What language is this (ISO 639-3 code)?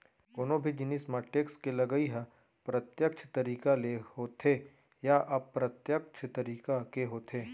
hne